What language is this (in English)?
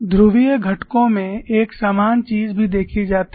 Hindi